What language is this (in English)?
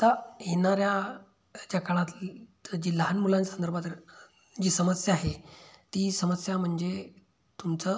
Marathi